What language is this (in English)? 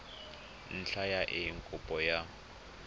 Tswana